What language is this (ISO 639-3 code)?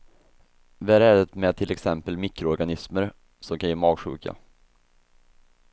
swe